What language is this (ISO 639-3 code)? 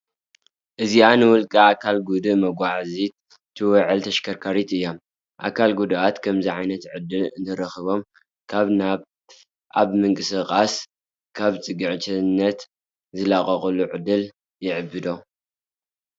tir